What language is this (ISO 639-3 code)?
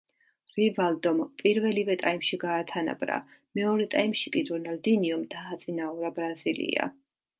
kat